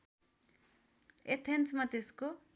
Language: Nepali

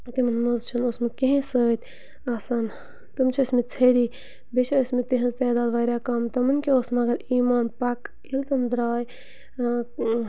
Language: Kashmiri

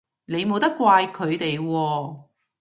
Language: Cantonese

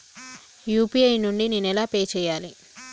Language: Telugu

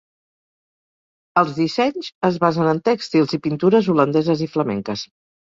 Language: Catalan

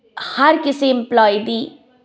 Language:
Punjabi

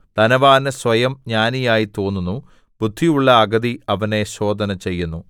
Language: Malayalam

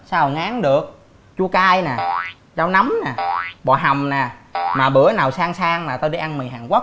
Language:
Vietnamese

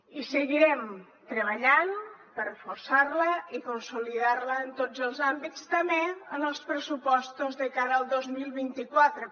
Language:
Catalan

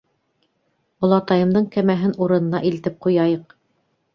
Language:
Bashkir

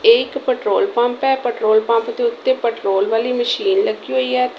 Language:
Punjabi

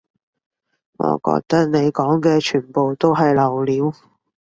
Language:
Cantonese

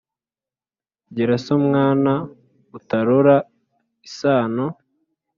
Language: Kinyarwanda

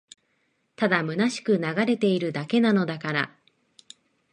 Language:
Japanese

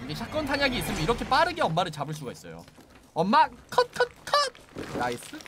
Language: Korean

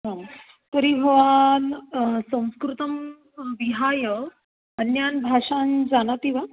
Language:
Sanskrit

